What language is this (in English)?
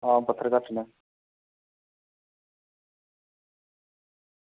Dogri